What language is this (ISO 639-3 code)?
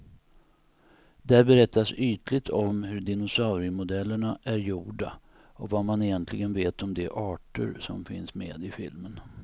swe